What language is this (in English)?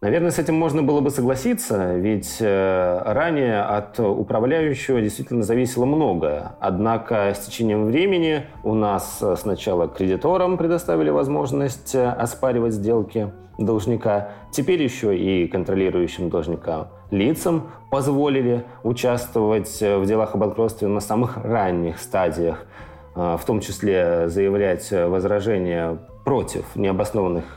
Russian